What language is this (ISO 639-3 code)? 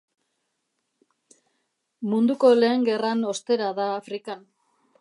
eus